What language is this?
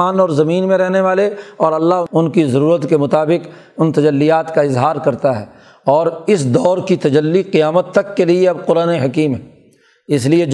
Urdu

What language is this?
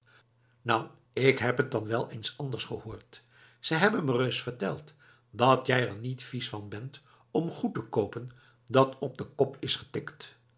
Dutch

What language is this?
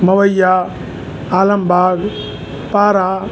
Sindhi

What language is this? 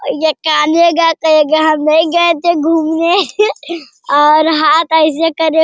Hindi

